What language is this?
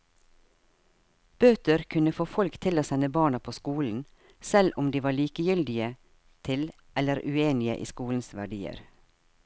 Norwegian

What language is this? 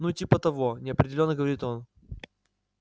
Russian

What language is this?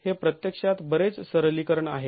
Marathi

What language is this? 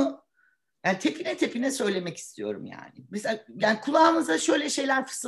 Turkish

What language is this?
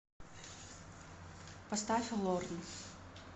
Russian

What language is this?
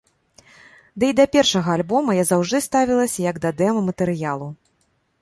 Belarusian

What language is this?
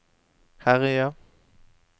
Norwegian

